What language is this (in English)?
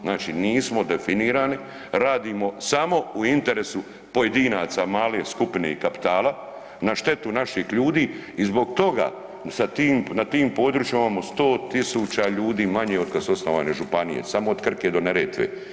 Croatian